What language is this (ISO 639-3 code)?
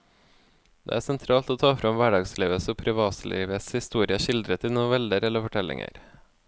nor